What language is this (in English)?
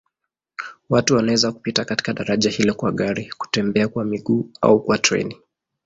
Swahili